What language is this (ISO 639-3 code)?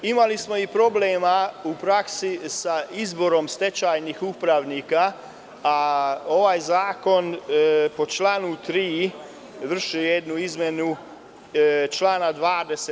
srp